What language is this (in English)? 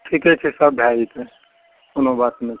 Maithili